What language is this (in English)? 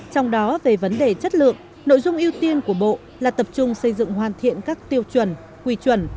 Vietnamese